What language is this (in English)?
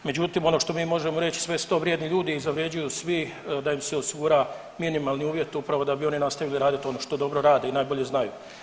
Croatian